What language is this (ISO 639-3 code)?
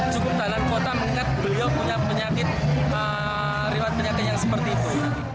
ind